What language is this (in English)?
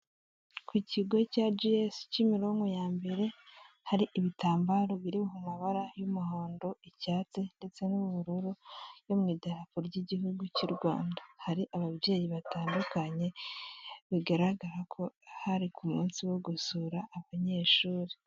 Kinyarwanda